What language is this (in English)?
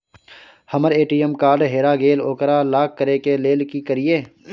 Maithili